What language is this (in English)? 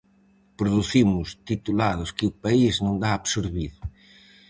Galician